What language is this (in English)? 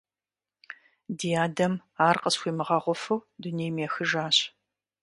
Kabardian